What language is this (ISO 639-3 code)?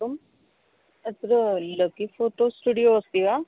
san